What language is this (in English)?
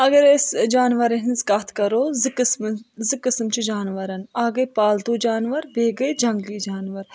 Kashmiri